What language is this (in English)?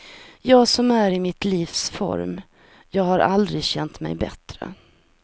Swedish